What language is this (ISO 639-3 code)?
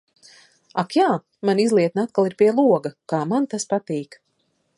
lav